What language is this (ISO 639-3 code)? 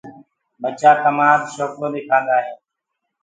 ggg